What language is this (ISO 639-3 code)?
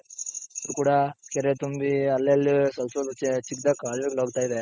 kan